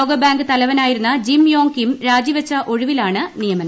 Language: Malayalam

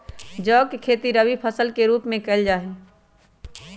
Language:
Magahi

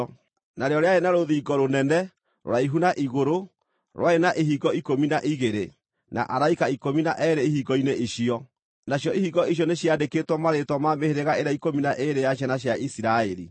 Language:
Kikuyu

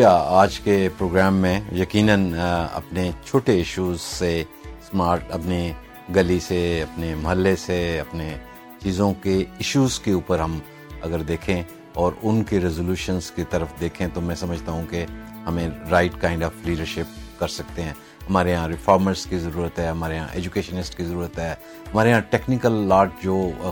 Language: Urdu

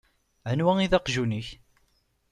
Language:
Kabyle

